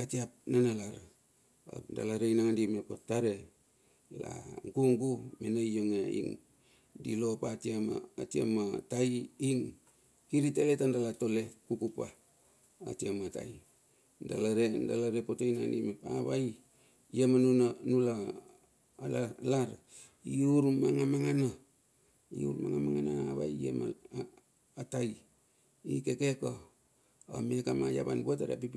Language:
Bilur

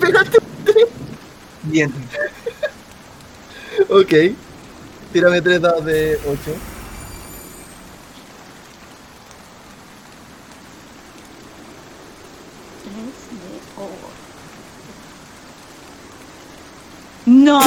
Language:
Spanish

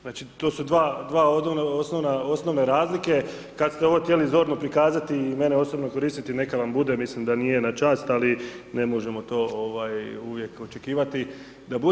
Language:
Croatian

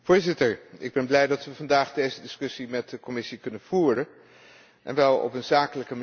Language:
Dutch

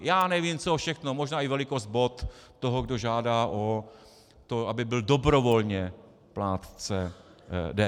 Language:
Czech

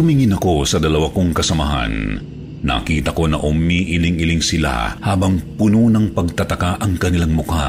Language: Filipino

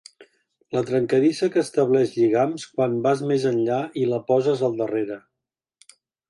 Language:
Catalan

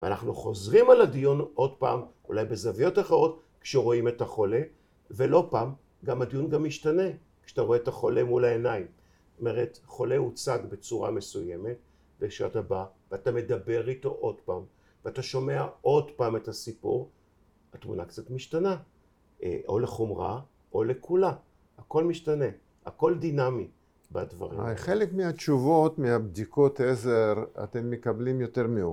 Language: Hebrew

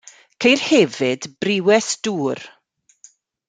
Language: Welsh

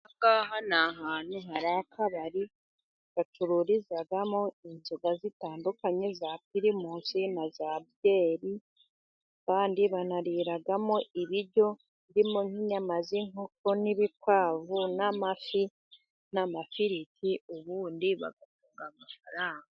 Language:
Kinyarwanda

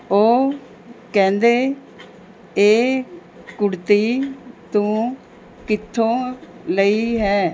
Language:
Punjabi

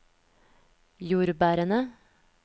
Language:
Norwegian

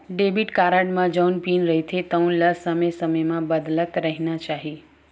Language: Chhattisgarhi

